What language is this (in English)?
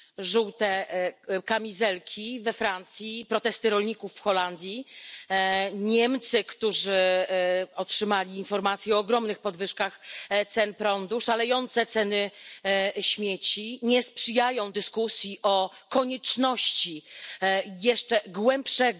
Polish